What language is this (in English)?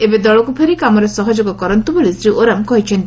Odia